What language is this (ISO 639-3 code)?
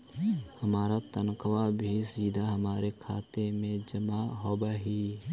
mag